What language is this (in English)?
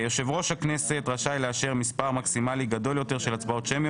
Hebrew